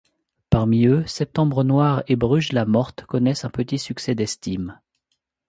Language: French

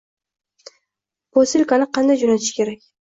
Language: Uzbek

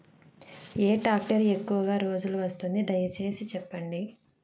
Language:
Telugu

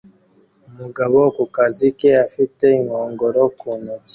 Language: Kinyarwanda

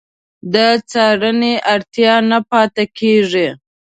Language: Pashto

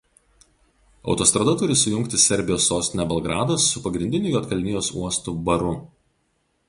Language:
Lithuanian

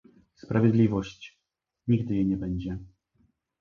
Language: Polish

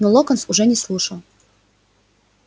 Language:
Russian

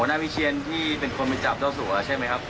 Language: Thai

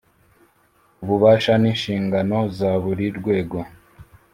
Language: Kinyarwanda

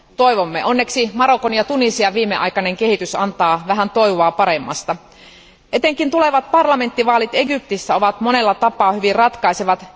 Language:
Finnish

